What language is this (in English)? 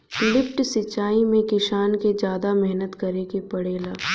Bhojpuri